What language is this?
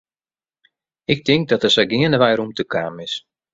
Western Frisian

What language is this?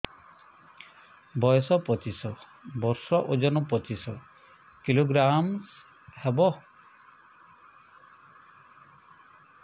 Odia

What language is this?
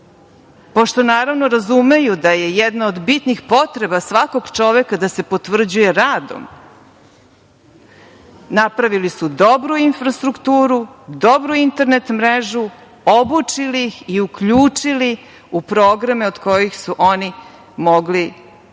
Serbian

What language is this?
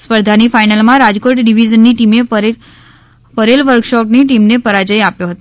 Gujarati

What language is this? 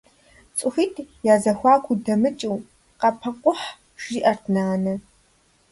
Kabardian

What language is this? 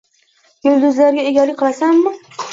Uzbek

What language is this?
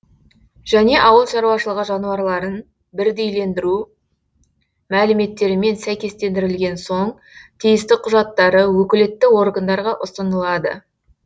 Kazakh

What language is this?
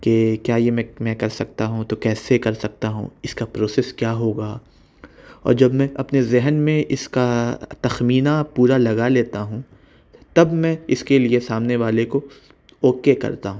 Urdu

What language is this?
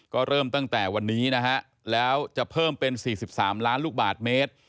Thai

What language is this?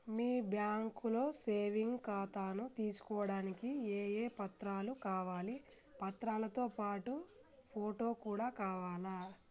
Telugu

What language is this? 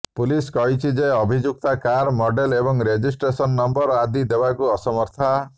Odia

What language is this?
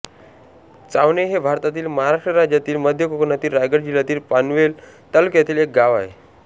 Marathi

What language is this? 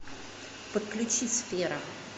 Russian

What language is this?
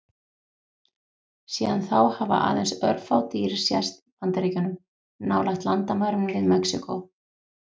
Icelandic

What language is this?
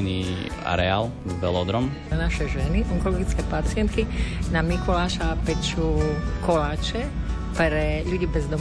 Slovak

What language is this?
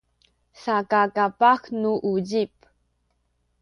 Sakizaya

